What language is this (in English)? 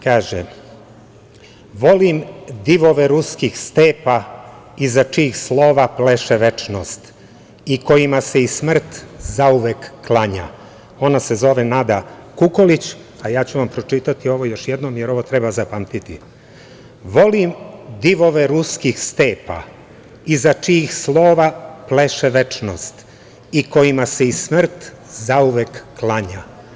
Serbian